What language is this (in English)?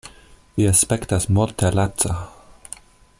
Esperanto